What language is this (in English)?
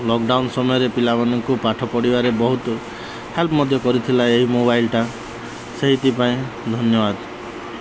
Odia